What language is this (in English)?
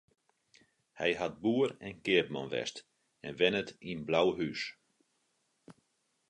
Western Frisian